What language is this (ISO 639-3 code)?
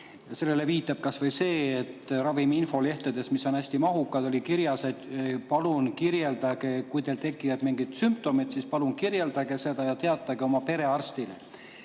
est